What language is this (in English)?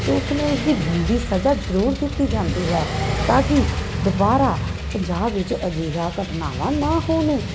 Punjabi